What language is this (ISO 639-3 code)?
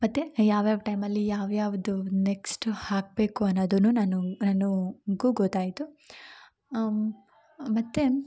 kan